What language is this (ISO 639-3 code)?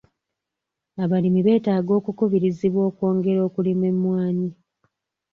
lug